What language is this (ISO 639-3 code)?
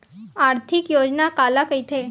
hne